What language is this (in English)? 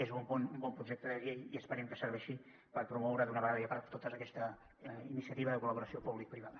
Catalan